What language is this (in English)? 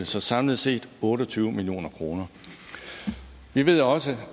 Danish